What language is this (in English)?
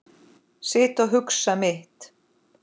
Icelandic